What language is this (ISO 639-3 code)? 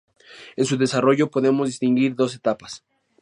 spa